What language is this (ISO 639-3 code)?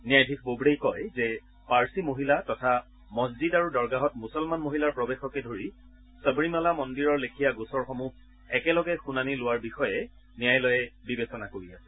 asm